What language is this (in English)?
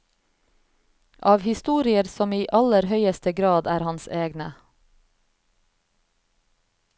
Norwegian